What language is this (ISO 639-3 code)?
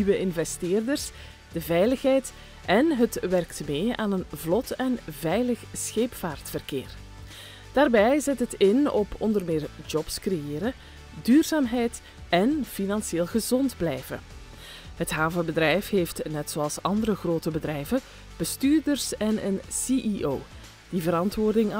nld